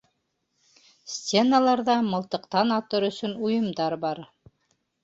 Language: Bashkir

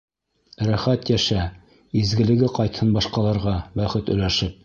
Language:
Bashkir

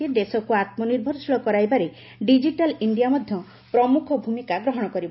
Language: Odia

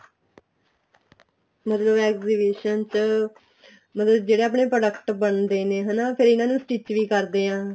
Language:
Punjabi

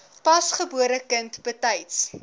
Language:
Afrikaans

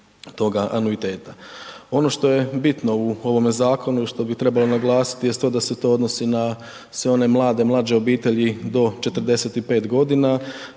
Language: Croatian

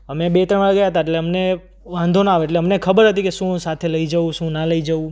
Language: Gujarati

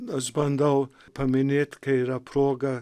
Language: Lithuanian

